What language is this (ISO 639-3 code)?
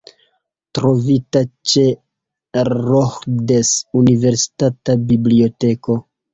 epo